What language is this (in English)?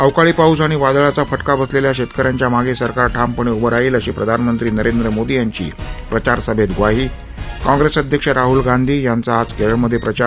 Marathi